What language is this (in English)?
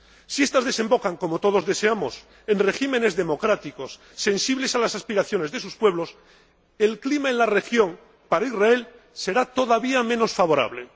Spanish